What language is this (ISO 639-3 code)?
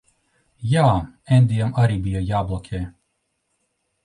lav